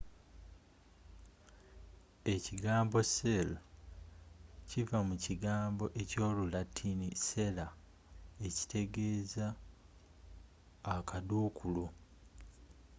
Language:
Ganda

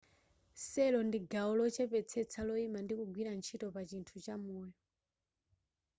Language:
Nyanja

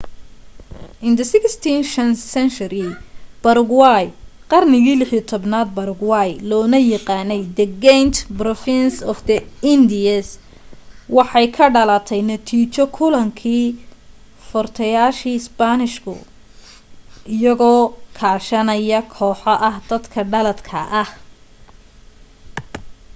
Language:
Somali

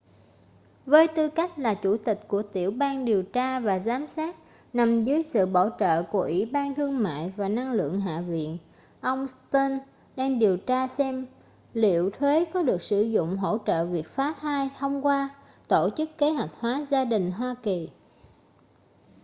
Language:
Vietnamese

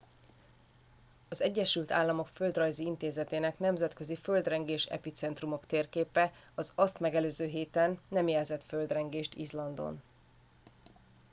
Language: Hungarian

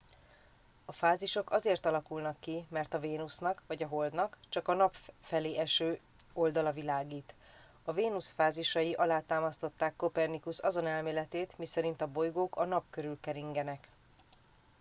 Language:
Hungarian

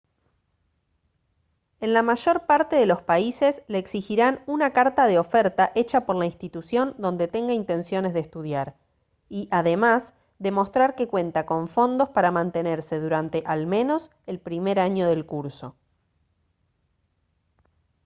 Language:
Spanish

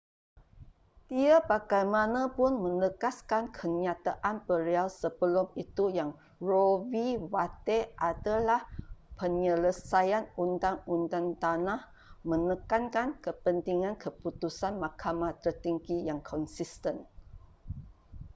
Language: Malay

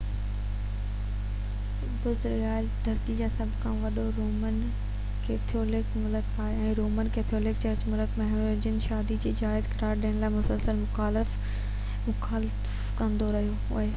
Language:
Sindhi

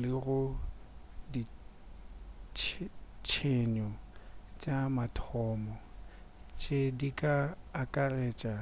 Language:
Northern Sotho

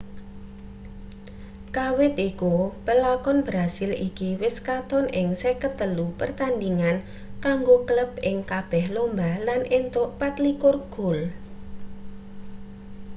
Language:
Javanese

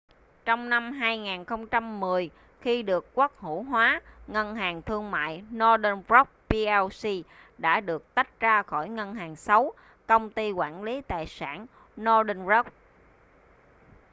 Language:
Vietnamese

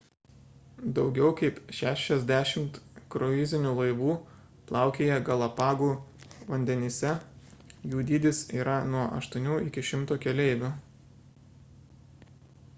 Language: Lithuanian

